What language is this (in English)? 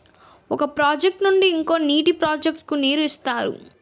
Telugu